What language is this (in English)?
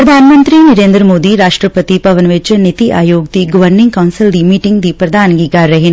Punjabi